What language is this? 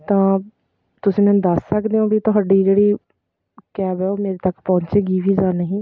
Punjabi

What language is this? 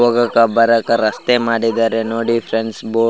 Kannada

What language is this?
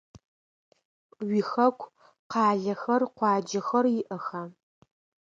Adyghe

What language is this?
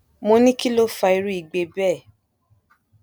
Yoruba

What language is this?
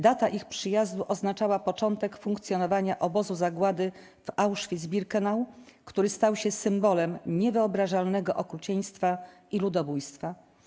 Polish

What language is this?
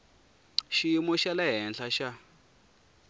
Tsonga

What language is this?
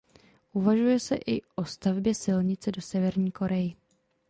Czech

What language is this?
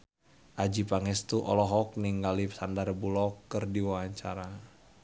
Sundanese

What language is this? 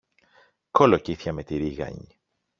Greek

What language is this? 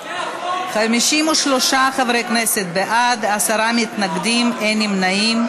Hebrew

